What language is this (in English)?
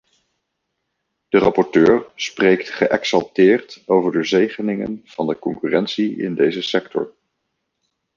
Dutch